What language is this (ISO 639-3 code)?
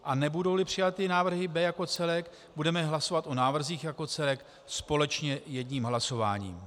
ces